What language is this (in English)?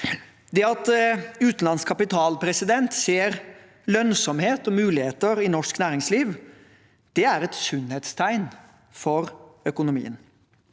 Norwegian